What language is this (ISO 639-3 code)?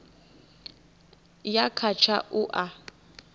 ven